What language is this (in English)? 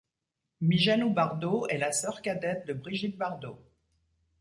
French